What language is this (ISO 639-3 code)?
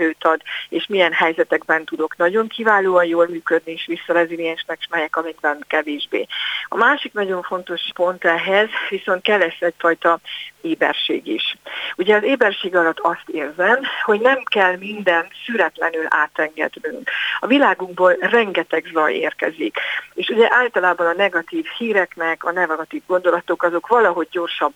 hun